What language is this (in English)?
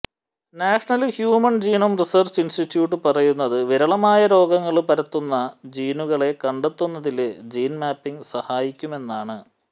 Malayalam